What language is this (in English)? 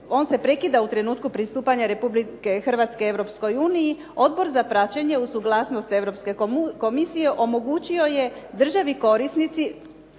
Croatian